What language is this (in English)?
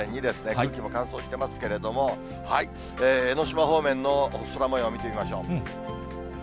Japanese